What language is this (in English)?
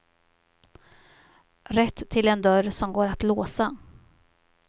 Swedish